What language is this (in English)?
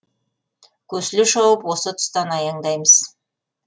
Kazakh